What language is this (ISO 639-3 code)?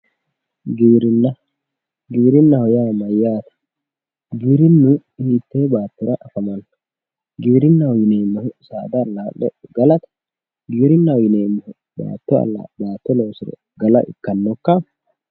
sid